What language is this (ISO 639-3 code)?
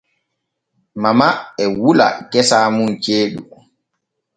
fue